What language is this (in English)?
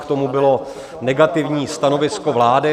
Czech